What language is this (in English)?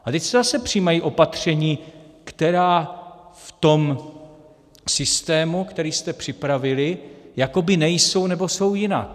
Czech